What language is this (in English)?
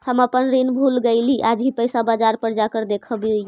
Magahi